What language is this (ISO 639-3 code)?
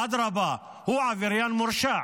heb